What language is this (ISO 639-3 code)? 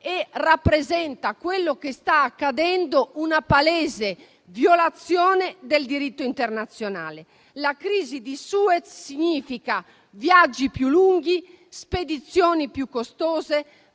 ita